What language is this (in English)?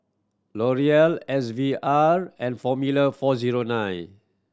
English